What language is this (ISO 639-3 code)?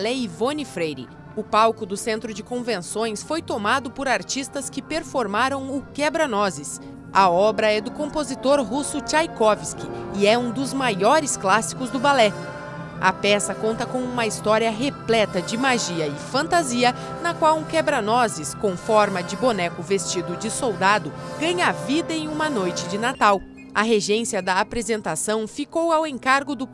por